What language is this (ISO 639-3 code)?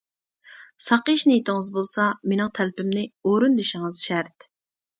uig